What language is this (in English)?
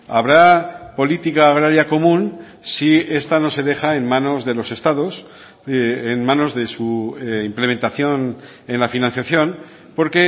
Spanish